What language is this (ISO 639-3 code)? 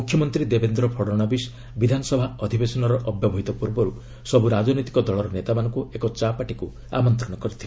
ori